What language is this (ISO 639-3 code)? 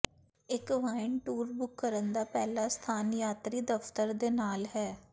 pan